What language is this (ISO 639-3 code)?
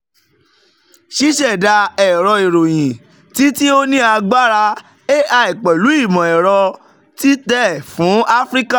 yor